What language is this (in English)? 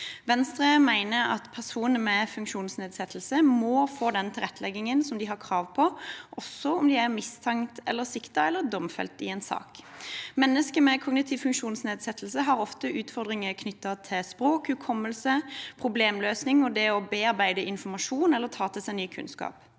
Norwegian